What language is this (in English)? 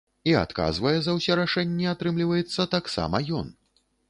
Belarusian